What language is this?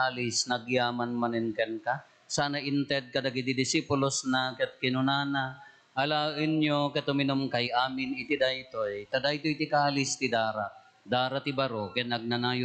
Filipino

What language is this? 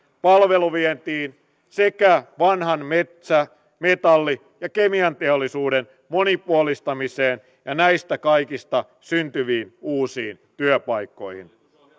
Finnish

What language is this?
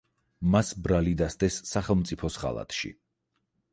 Georgian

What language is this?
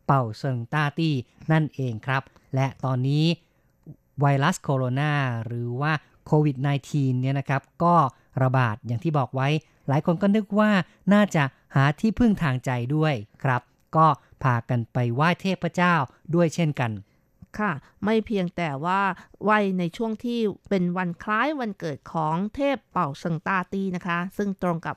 Thai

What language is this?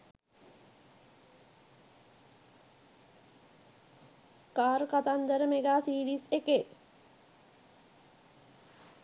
Sinhala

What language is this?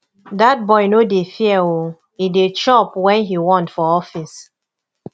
Nigerian Pidgin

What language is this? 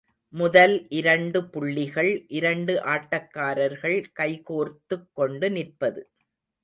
Tamil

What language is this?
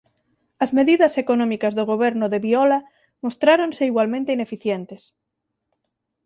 Galician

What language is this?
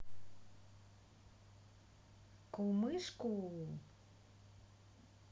Russian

